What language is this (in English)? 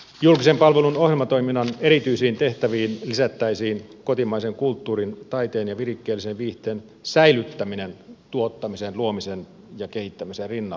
Finnish